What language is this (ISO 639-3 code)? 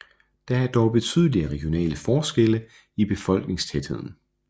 dan